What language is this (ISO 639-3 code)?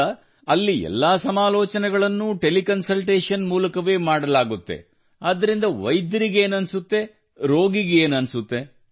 kan